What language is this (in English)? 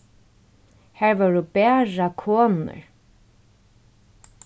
Faroese